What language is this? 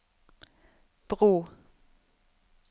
Norwegian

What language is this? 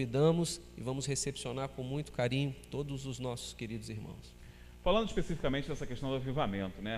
Portuguese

